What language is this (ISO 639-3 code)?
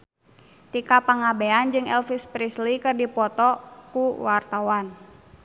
sun